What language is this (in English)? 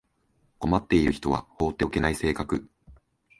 Japanese